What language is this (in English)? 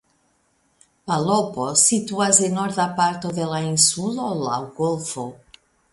Esperanto